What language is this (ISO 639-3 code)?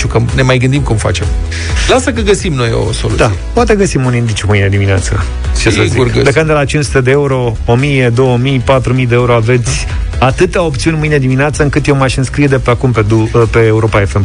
ron